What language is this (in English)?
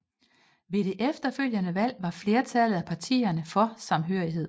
Danish